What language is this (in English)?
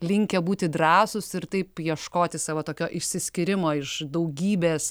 Lithuanian